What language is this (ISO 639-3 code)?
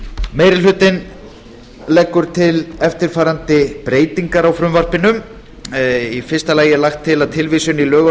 isl